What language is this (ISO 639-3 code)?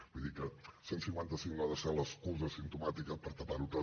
cat